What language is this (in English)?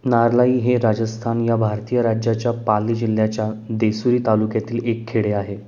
Marathi